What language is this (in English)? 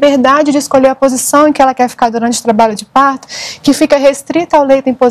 Portuguese